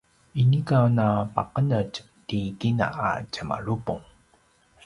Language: Paiwan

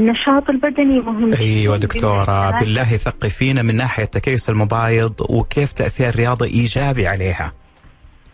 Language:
Arabic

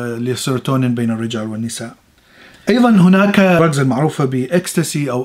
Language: Arabic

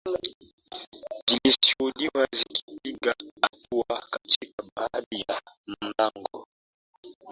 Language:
Swahili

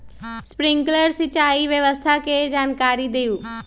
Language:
Magahi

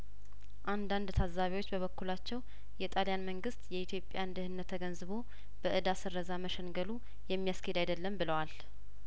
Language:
Amharic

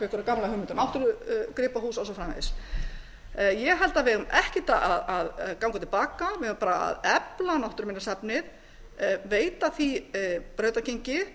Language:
Icelandic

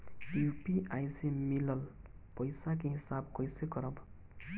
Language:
Bhojpuri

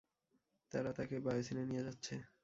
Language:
Bangla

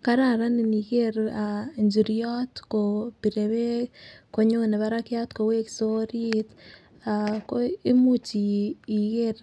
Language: Kalenjin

